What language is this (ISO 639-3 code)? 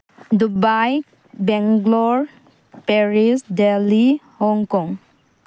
mni